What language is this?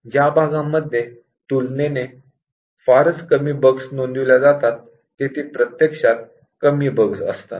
Marathi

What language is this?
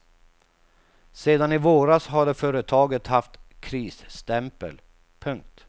Swedish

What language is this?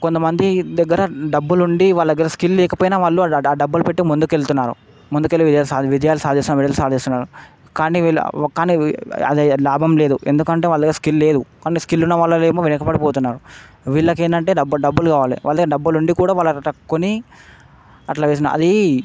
Telugu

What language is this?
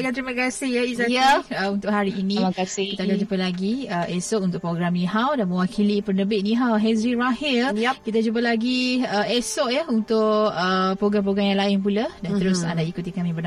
Malay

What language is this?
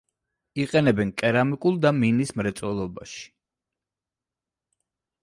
Georgian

